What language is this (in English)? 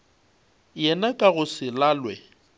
Northern Sotho